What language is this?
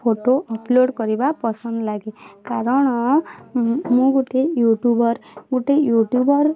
Odia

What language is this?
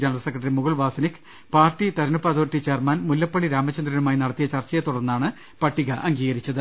Malayalam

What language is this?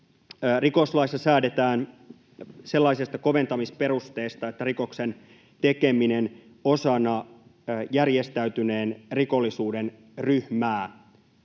Finnish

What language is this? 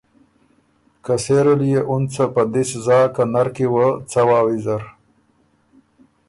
Ormuri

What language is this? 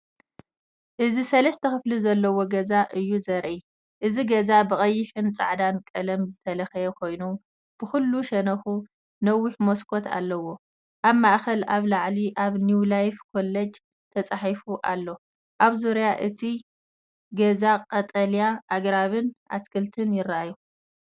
Tigrinya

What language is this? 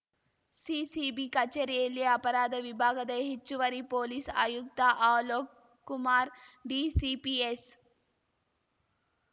Kannada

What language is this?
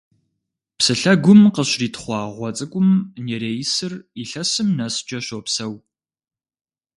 Kabardian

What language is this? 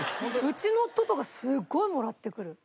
Japanese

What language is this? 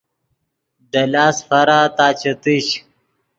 Yidgha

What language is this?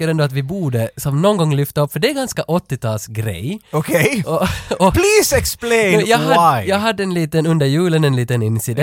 Swedish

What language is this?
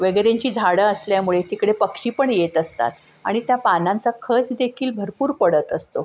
Marathi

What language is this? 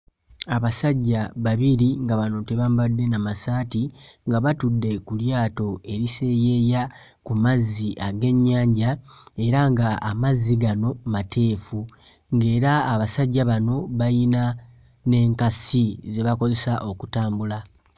Ganda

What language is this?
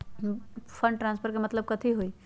Magahi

